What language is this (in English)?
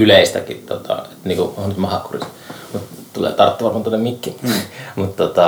Finnish